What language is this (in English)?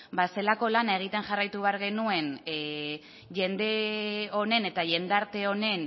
Basque